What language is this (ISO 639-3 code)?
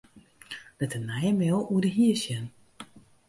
fry